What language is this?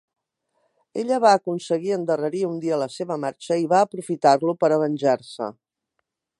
Catalan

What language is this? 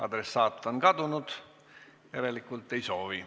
Estonian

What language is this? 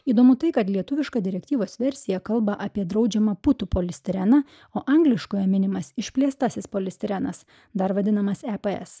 Lithuanian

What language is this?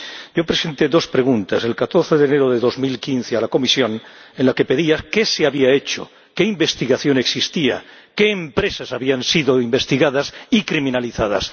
Spanish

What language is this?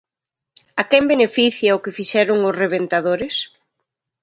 Galician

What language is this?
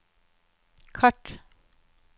Norwegian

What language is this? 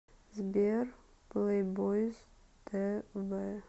Russian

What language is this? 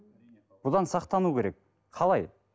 Kazakh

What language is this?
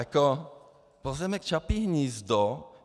Czech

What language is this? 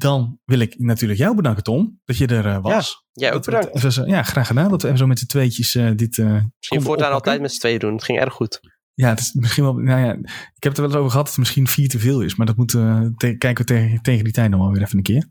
Dutch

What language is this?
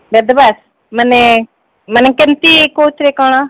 Odia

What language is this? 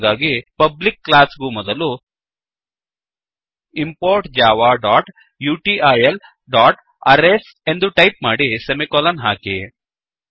Kannada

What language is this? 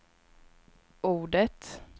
Swedish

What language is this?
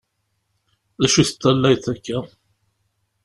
Kabyle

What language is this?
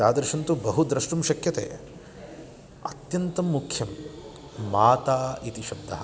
Sanskrit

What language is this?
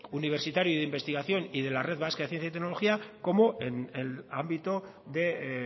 Spanish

